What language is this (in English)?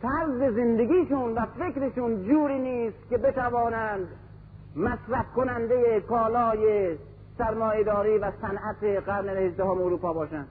Persian